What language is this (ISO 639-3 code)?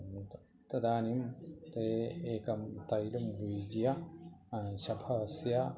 san